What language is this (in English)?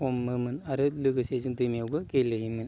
Bodo